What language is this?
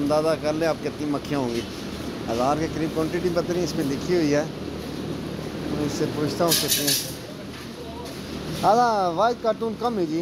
Arabic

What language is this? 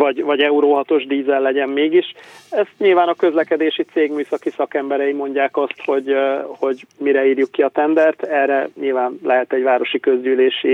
Hungarian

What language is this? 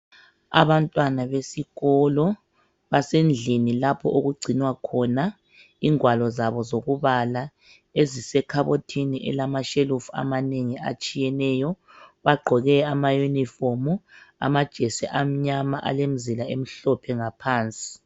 North Ndebele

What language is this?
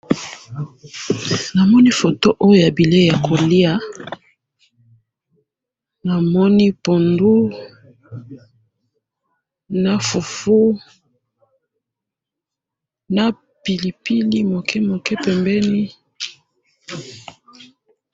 Lingala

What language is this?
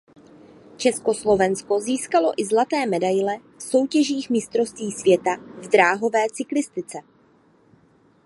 Czech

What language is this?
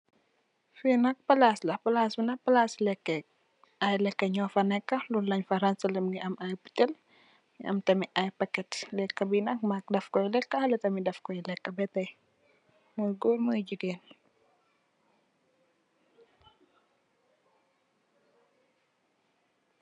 Wolof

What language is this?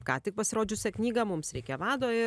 Lithuanian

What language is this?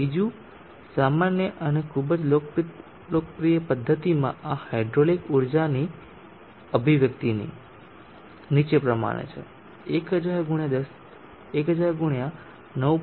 Gujarati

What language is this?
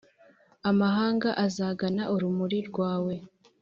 Kinyarwanda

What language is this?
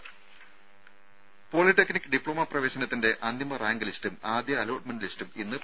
Malayalam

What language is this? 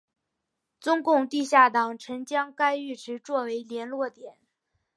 Chinese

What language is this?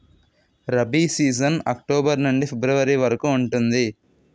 Telugu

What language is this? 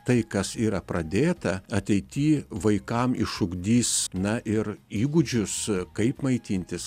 Lithuanian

